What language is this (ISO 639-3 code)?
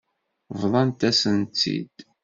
kab